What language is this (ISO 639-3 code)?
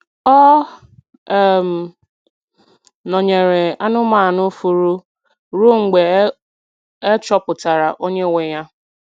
ibo